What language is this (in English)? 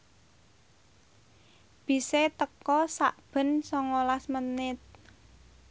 Javanese